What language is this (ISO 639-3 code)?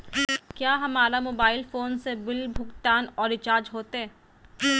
mag